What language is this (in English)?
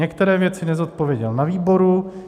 Czech